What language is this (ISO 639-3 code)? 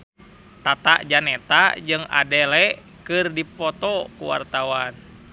sun